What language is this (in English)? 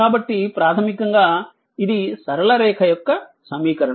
Telugu